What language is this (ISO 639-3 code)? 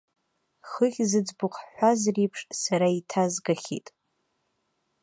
abk